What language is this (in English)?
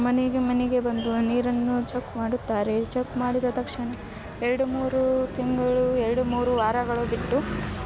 Kannada